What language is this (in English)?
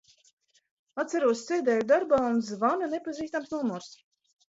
Latvian